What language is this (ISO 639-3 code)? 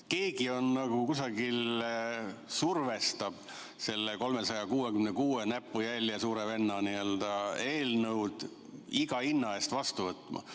est